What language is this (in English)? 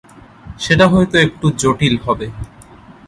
Bangla